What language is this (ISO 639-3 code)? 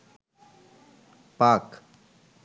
ben